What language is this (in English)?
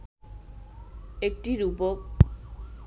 Bangla